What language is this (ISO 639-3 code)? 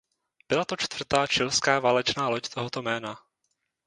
ces